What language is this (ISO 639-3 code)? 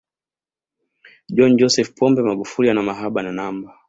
swa